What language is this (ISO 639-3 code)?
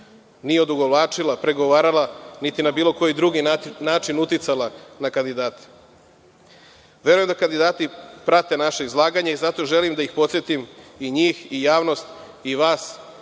srp